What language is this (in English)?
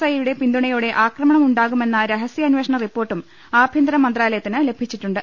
Malayalam